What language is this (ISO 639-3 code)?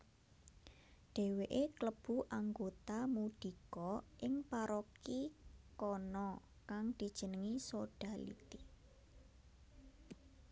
jav